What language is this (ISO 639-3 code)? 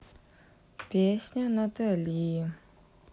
rus